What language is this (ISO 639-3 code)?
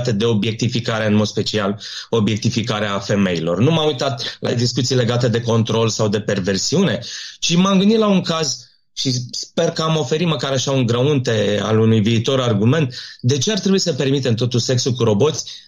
ron